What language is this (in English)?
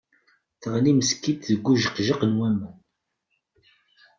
Kabyle